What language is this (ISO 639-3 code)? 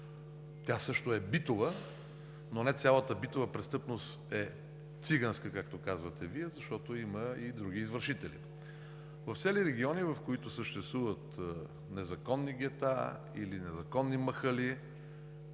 bul